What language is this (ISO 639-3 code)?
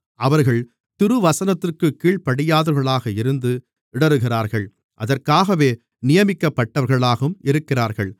tam